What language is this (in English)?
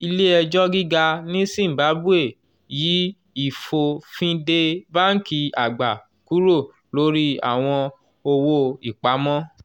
Yoruba